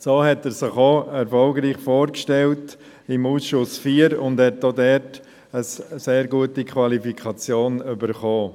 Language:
Swiss German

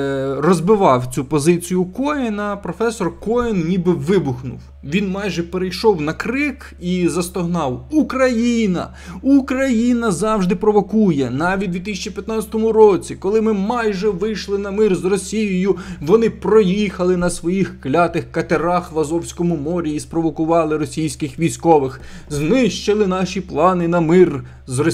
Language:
Ukrainian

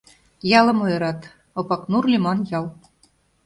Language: Mari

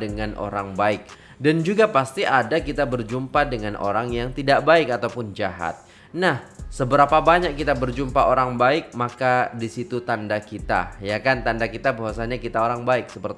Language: Indonesian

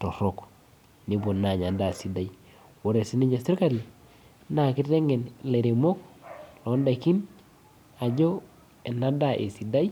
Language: Masai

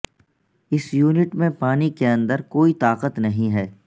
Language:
Urdu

